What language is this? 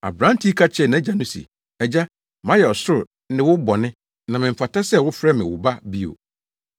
Akan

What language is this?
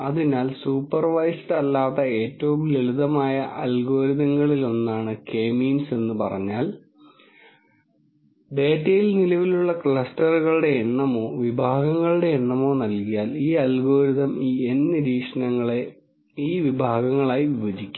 Malayalam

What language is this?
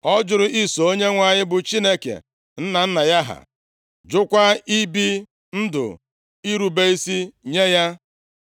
Igbo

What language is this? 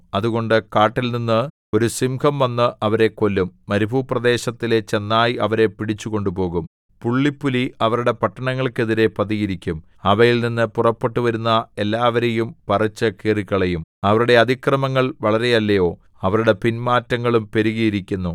Malayalam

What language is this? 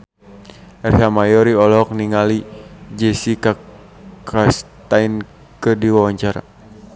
Sundanese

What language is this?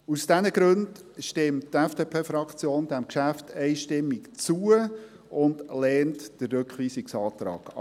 Swiss German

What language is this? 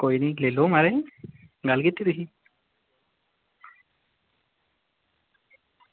Dogri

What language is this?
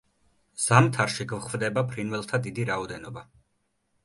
Georgian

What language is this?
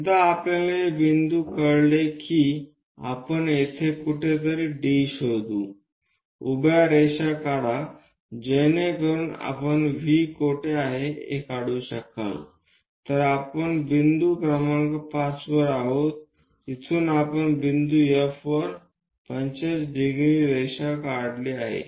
Marathi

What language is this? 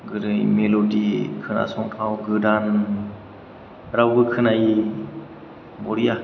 Bodo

